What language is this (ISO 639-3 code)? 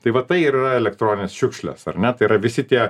lit